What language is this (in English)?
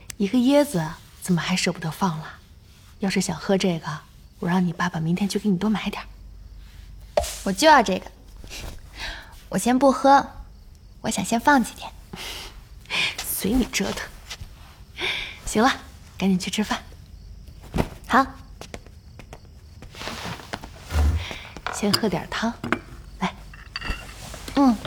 Chinese